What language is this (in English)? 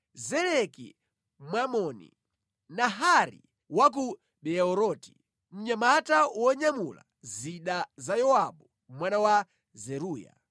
Nyanja